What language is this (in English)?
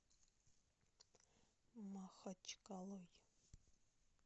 Russian